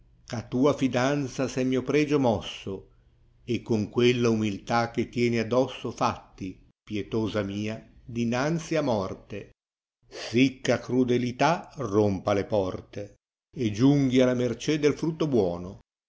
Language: Italian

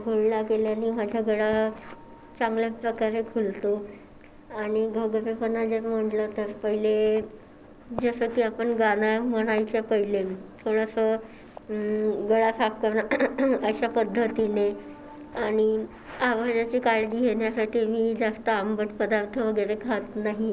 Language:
Marathi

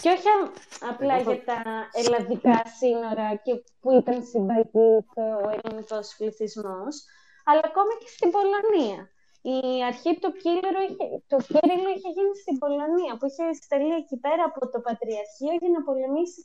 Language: Greek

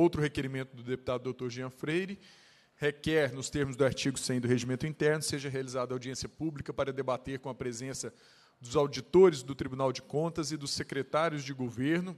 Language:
Portuguese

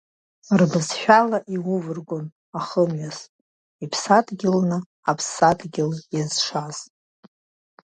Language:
Abkhazian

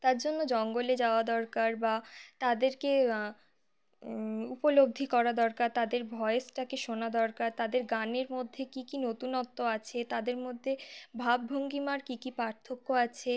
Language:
Bangla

